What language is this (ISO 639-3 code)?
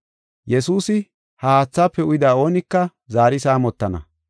gof